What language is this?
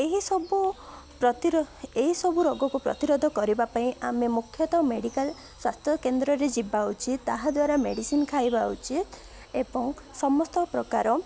Odia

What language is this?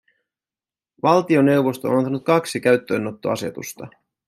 Finnish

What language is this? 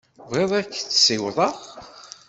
Kabyle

